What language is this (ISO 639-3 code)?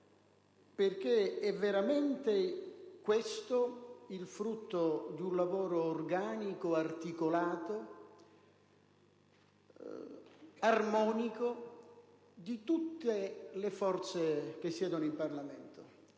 ita